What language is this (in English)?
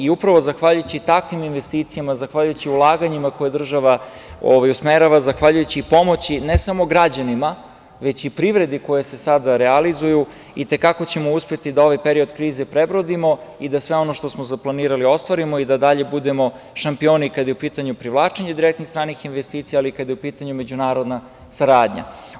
Serbian